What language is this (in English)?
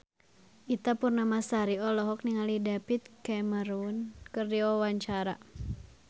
Sundanese